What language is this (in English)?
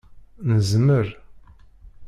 Kabyle